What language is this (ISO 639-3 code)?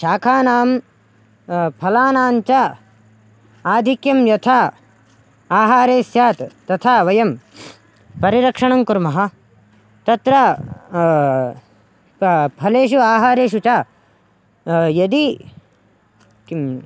san